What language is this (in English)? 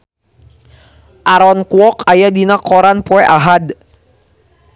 Sundanese